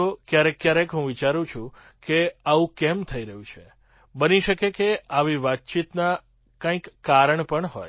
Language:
Gujarati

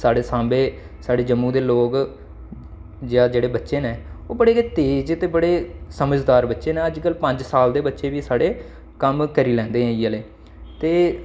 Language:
Dogri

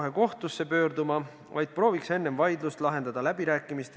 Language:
Estonian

